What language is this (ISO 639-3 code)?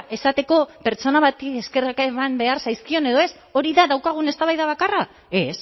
eus